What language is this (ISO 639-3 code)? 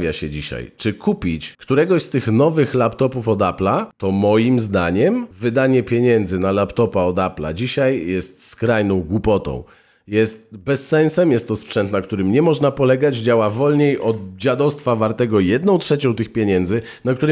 pol